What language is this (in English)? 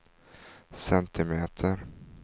Swedish